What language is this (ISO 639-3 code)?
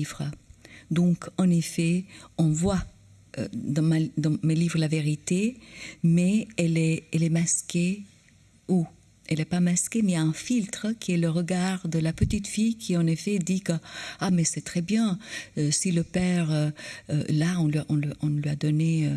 fra